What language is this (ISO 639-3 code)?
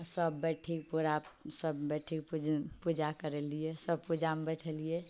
mai